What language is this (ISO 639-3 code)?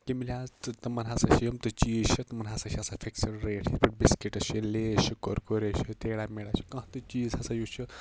kas